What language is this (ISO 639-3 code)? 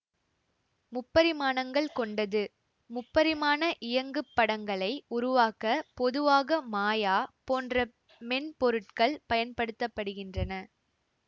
tam